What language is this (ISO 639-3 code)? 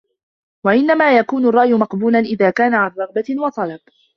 ara